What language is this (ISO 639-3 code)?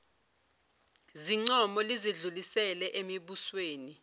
zul